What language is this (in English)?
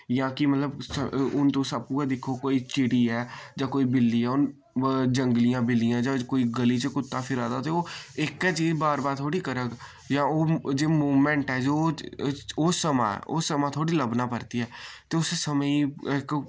Dogri